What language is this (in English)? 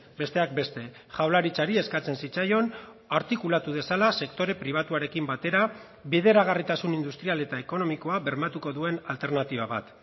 Basque